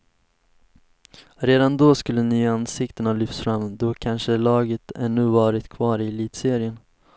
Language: Swedish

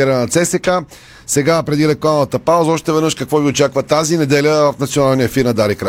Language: Bulgarian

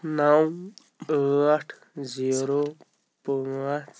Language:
Kashmiri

